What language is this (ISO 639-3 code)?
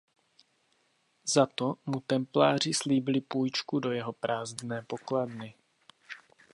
ces